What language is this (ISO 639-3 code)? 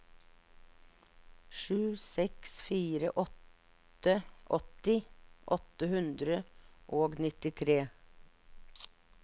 nor